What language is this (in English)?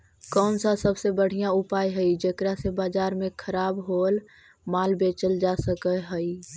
Magahi